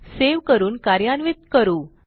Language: Marathi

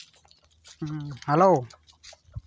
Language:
Santali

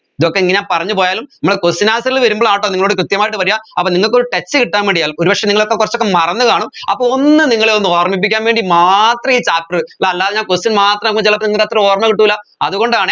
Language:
Malayalam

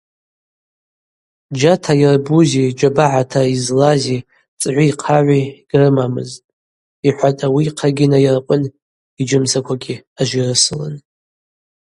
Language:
Abaza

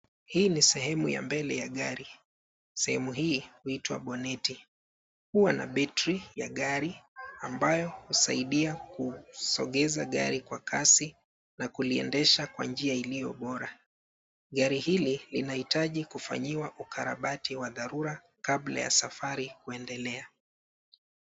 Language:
Swahili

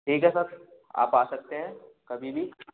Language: Hindi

